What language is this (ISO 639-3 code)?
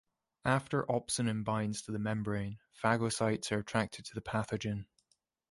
eng